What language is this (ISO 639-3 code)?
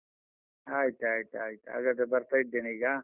kan